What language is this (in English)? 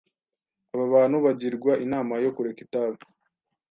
Kinyarwanda